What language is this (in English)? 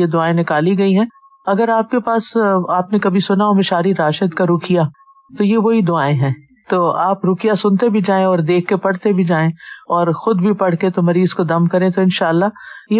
Urdu